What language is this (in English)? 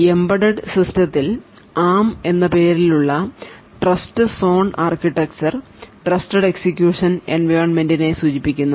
Malayalam